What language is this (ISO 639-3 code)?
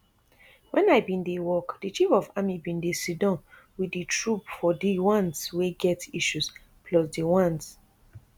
pcm